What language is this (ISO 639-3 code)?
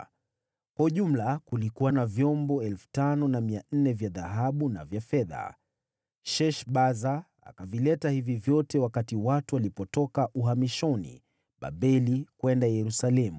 swa